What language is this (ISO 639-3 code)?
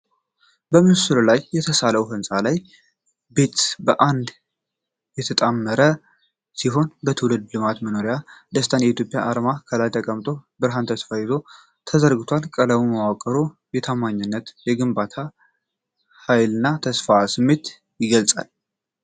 amh